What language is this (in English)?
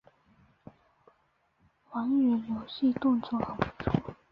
Chinese